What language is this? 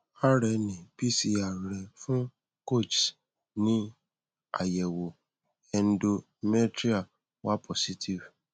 Yoruba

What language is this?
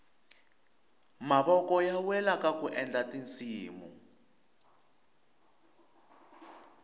Tsonga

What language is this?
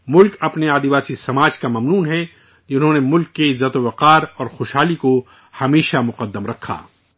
Urdu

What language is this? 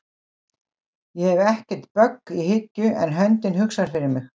Icelandic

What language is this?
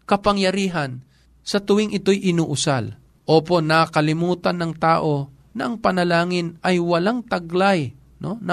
Filipino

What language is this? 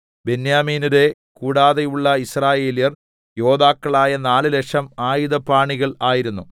Malayalam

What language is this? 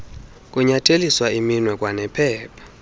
Xhosa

